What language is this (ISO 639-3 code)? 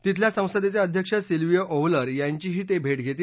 mar